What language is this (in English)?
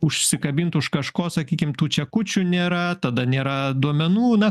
Lithuanian